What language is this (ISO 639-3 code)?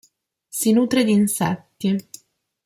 ita